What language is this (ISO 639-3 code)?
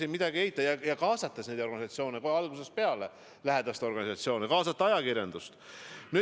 est